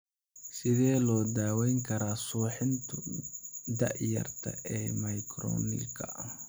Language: Somali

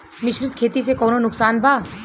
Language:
Bhojpuri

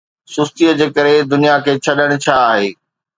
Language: Sindhi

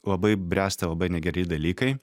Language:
Lithuanian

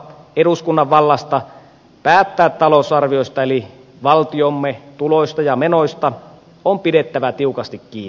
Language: Finnish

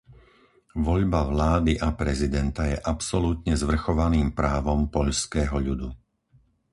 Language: Slovak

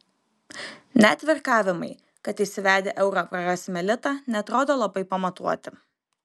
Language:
Lithuanian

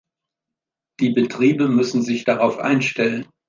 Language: German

